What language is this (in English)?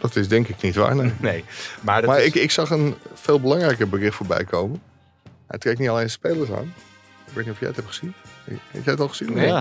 Dutch